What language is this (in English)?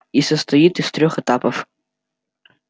Russian